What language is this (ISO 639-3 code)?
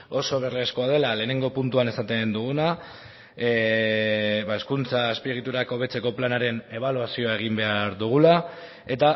eus